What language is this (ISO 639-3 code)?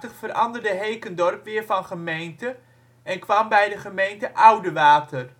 nld